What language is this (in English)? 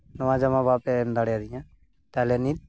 Santali